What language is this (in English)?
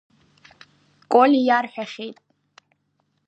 Abkhazian